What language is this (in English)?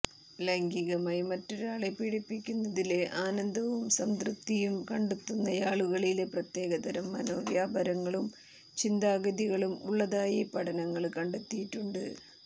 Malayalam